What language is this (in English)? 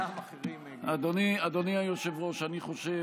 Hebrew